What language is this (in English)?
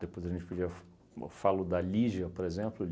Portuguese